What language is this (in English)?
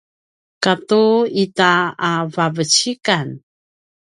Paiwan